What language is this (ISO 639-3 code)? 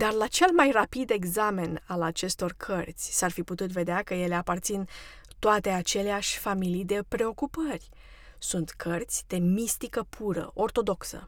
ron